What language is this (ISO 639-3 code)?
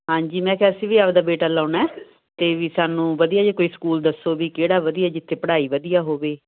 pan